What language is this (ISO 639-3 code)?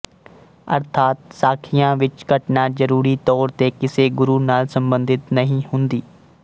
pan